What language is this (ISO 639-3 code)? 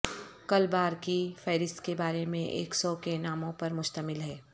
urd